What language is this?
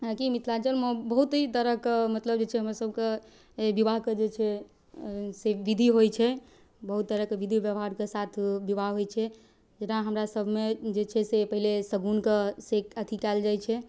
Maithili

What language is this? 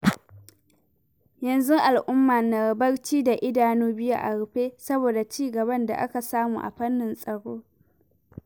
Hausa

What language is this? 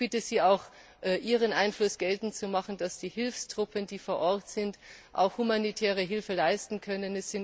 German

